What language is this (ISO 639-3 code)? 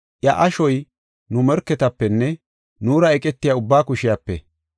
gof